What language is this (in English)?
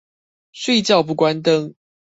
Chinese